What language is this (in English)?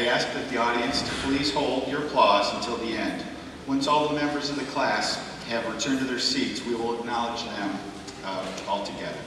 English